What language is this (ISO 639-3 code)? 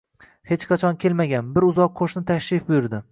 uzb